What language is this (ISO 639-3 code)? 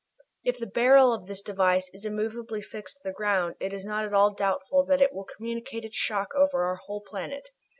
eng